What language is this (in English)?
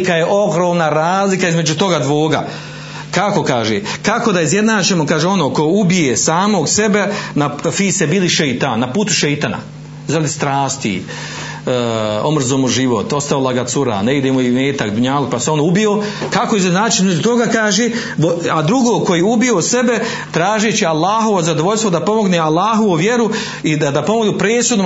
Croatian